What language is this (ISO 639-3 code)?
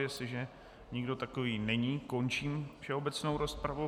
ces